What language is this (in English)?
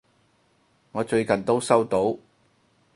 Cantonese